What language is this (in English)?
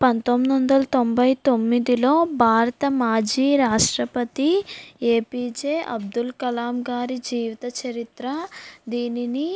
Telugu